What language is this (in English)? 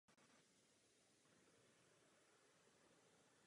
Czech